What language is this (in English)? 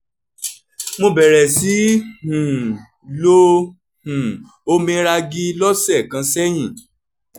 Yoruba